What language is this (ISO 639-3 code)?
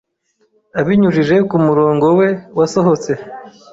kin